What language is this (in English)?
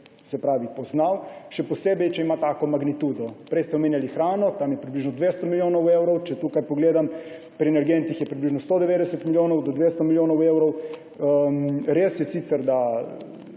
Slovenian